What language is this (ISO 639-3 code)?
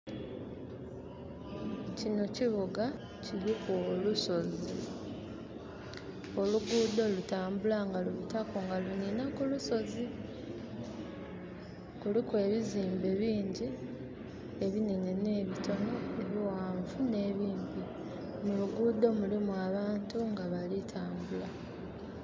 xog